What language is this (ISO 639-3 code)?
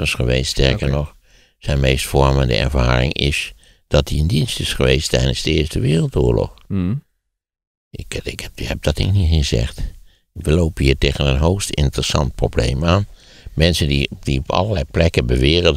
nld